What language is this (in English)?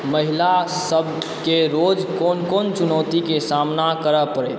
Maithili